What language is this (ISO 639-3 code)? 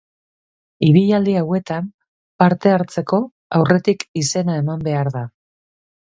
eus